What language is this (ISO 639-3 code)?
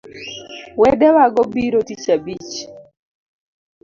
luo